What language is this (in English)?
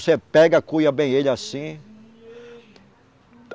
Portuguese